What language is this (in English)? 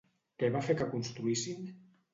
Catalan